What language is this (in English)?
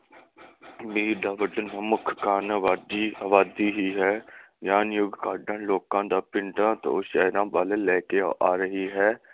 Punjabi